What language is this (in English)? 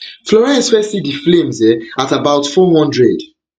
Nigerian Pidgin